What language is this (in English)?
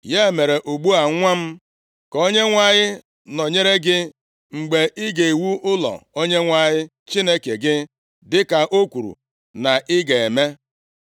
Igbo